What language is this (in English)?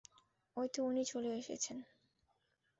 Bangla